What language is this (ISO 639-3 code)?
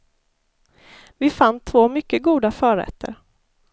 swe